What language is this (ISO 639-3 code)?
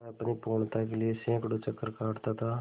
hin